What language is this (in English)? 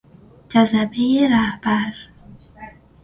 Persian